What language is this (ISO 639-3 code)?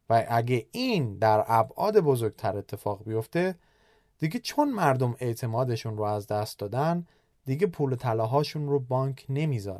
fas